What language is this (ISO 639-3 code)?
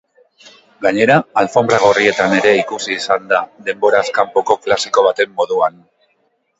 eus